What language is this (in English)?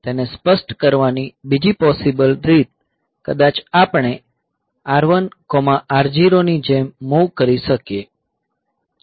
Gujarati